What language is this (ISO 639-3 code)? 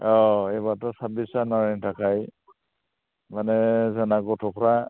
brx